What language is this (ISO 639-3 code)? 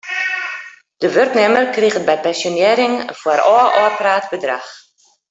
fry